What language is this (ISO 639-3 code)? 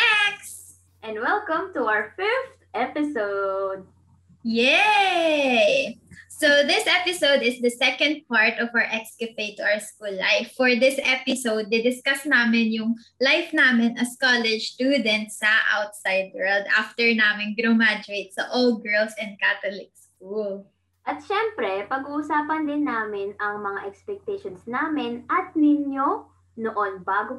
fil